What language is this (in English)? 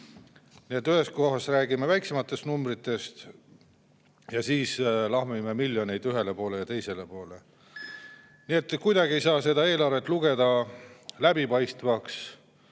Estonian